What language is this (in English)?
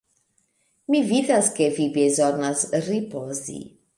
Esperanto